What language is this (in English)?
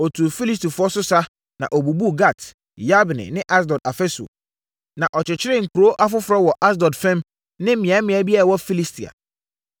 Akan